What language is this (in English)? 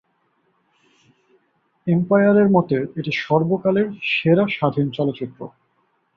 Bangla